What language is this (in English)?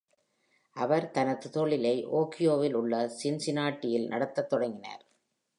Tamil